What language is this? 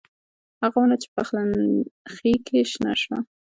Pashto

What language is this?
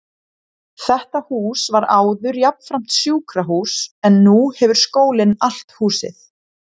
Icelandic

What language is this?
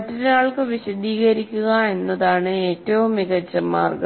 Malayalam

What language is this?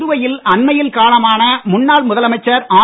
Tamil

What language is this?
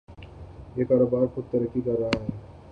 Urdu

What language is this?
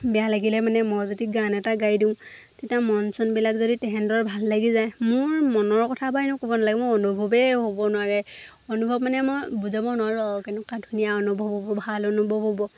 Assamese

